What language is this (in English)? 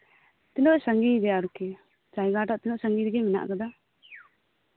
Santali